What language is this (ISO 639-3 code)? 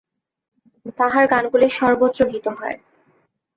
ben